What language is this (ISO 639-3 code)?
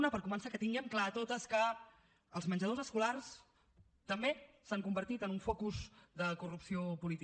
cat